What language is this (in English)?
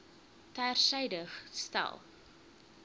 Afrikaans